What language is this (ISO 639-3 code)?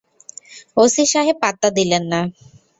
ben